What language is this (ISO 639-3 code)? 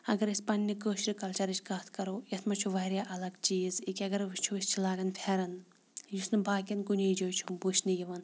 kas